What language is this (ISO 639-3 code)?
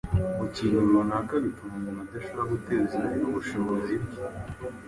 kin